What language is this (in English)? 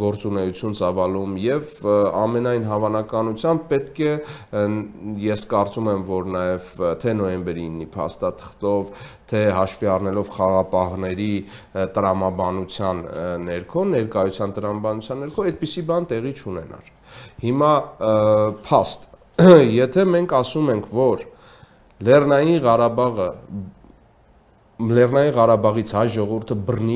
Romanian